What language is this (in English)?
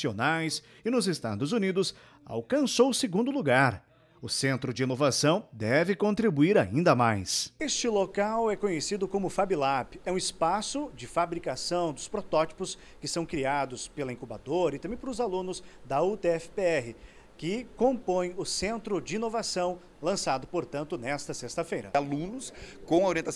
Portuguese